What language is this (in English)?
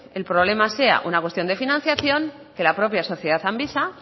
Spanish